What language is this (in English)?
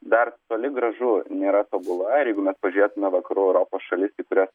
Lithuanian